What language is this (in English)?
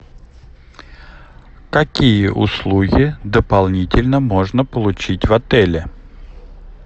Russian